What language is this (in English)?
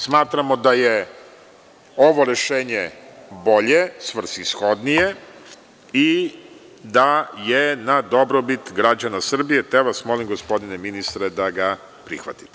Serbian